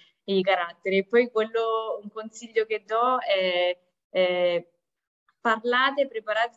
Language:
Italian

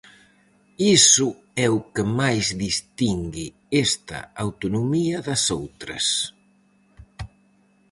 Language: Galician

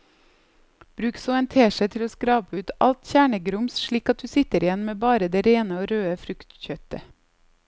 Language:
Norwegian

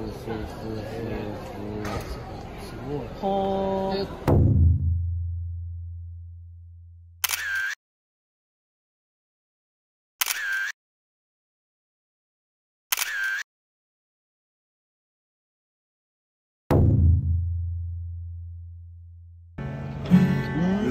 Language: Japanese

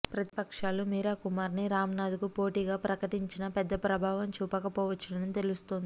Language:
Telugu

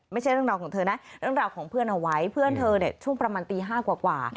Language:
Thai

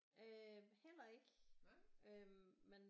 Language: Danish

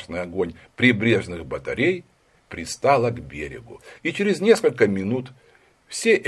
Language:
Russian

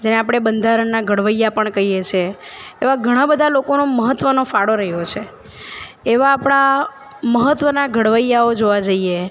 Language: Gujarati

